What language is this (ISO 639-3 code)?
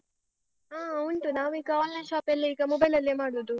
kan